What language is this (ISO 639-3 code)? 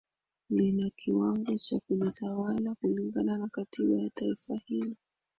swa